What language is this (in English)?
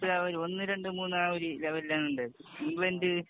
Malayalam